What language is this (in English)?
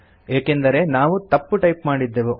Kannada